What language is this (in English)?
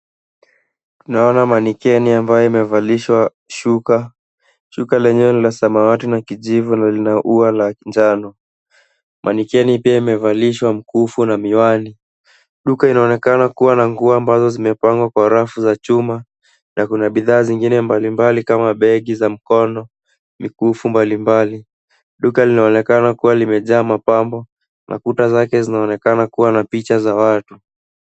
Swahili